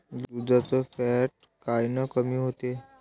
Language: Marathi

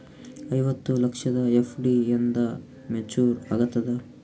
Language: Kannada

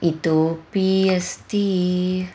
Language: Sanskrit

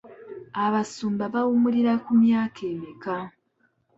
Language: Ganda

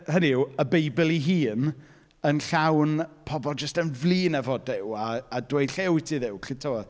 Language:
Welsh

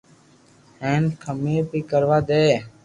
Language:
Loarki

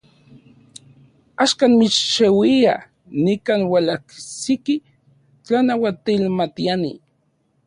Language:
Central Puebla Nahuatl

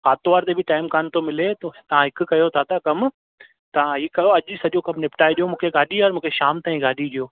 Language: Sindhi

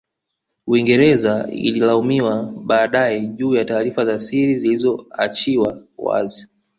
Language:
Swahili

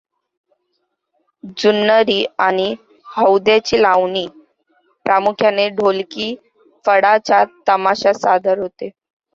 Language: Marathi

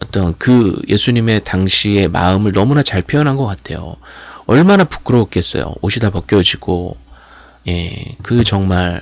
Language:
Korean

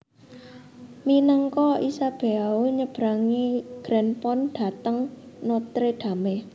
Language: Javanese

